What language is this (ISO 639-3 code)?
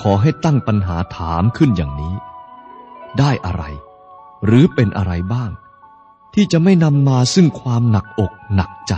tha